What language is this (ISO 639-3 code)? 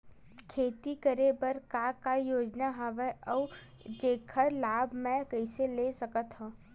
hne